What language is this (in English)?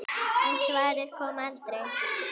Icelandic